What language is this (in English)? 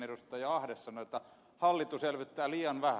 Finnish